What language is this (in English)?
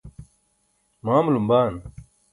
Burushaski